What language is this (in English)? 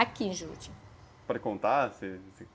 Portuguese